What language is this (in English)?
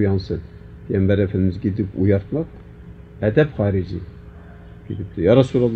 Turkish